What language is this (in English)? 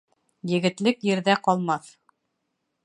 Bashkir